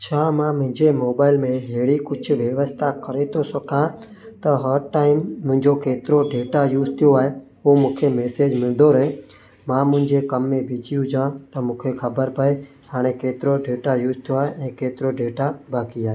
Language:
Sindhi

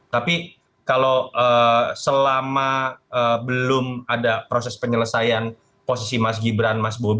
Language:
Indonesian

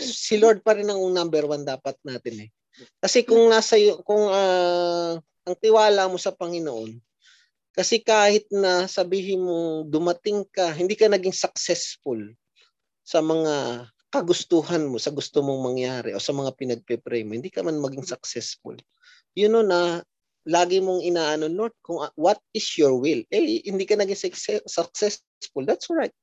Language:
Filipino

